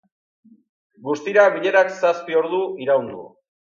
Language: Basque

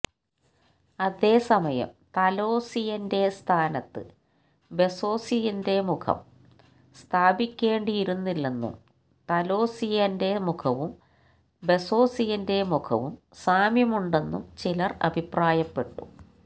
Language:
Malayalam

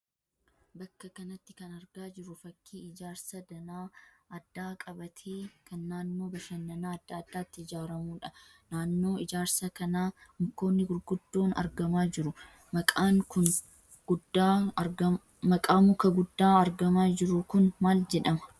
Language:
Oromo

